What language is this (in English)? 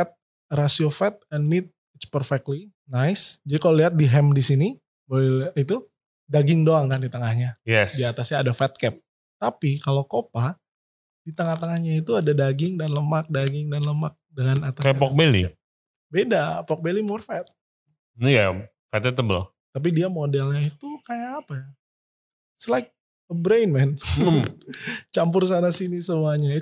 Indonesian